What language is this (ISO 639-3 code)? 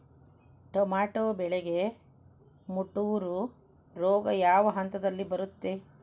kan